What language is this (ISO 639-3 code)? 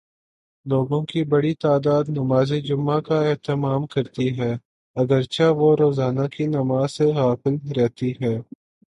urd